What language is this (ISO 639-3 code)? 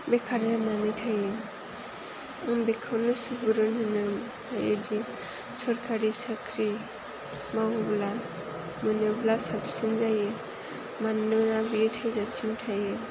brx